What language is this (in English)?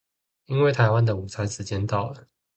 Chinese